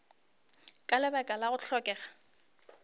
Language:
Northern Sotho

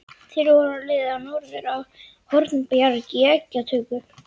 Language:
Icelandic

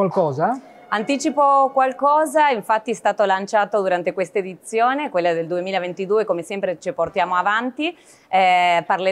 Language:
Italian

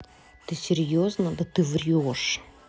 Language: Russian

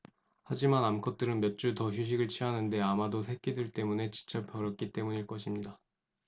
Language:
Korean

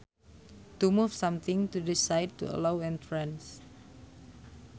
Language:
Sundanese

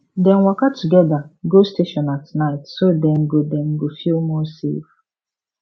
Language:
Nigerian Pidgin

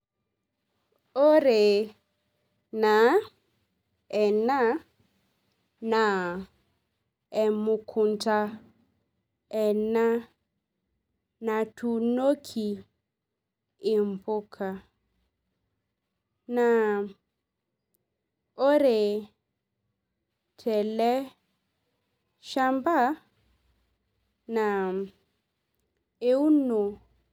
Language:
Masai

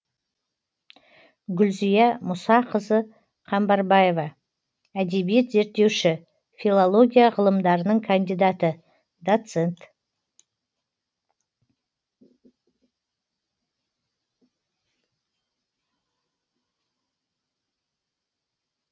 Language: Kazakh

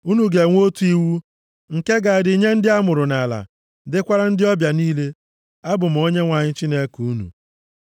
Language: Igbo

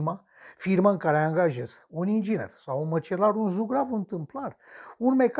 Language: Romanian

